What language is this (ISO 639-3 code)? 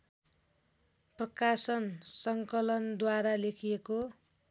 nep